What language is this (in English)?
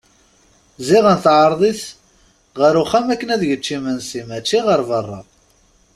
Kabyle